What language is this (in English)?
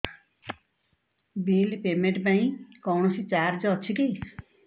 Odia